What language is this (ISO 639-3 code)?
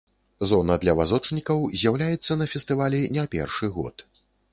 bel